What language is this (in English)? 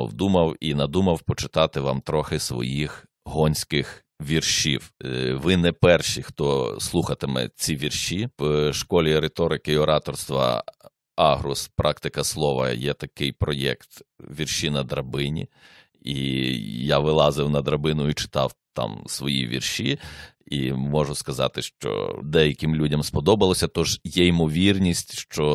Ukrainian